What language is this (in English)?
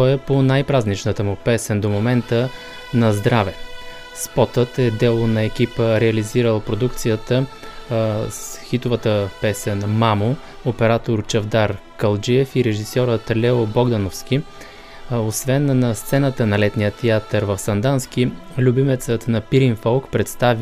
Bulgarian